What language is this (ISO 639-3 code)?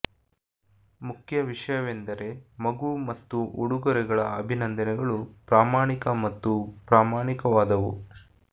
kan